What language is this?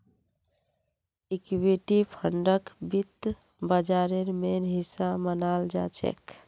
Magahi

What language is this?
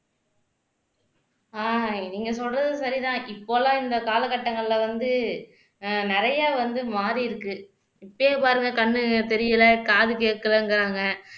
Tamil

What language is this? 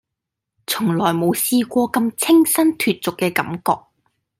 Cantonese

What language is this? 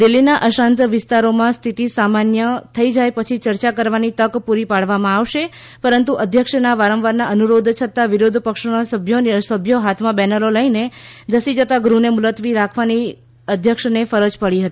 Gujarati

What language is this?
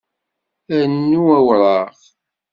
Kabyle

